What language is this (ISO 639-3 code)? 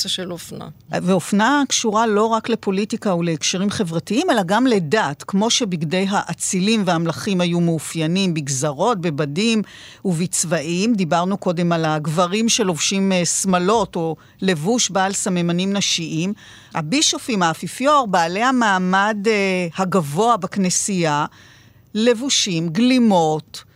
heb